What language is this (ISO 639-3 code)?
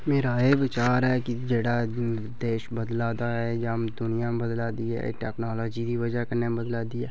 doi